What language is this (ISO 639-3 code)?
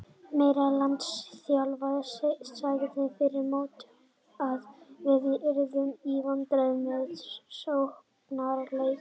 isl